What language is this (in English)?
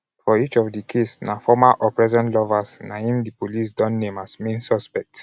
Nigerian Pidgin